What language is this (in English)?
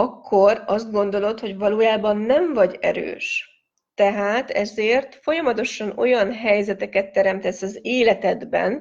Hungarian